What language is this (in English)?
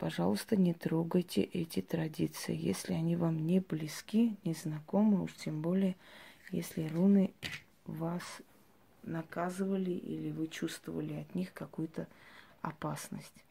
Russian